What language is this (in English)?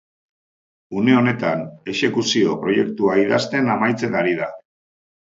Basque